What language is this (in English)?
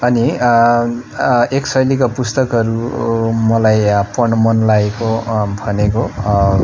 Nepali